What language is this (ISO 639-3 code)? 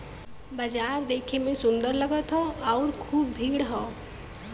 bho